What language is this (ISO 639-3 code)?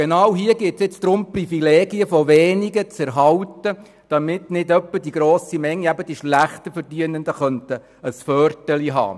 gsw